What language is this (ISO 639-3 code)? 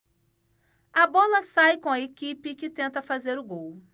por